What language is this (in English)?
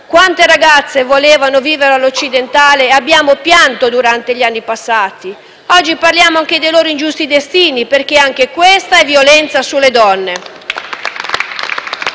Italian